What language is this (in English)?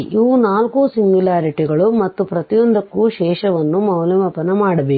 Kannada